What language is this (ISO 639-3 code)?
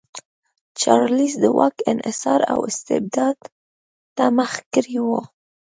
pus